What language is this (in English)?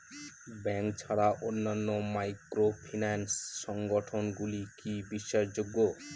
Bangla